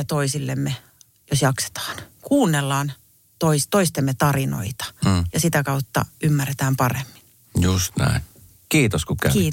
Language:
Finnish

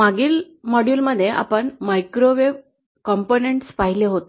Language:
Marathi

